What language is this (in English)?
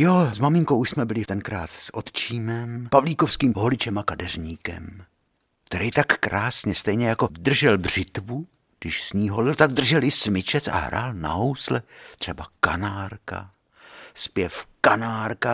Czech